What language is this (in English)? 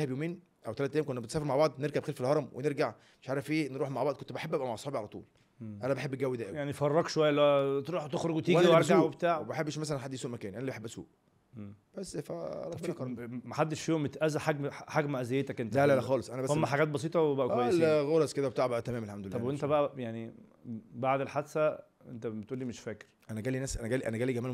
Arabic